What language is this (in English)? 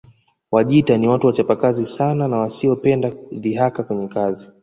Swahili